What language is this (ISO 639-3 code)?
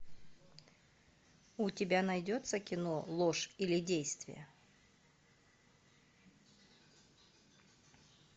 rus